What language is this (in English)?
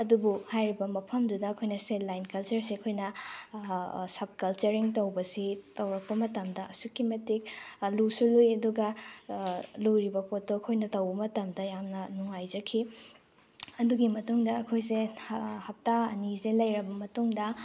Manipuri